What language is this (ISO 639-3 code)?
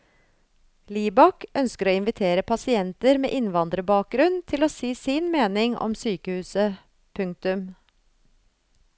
nor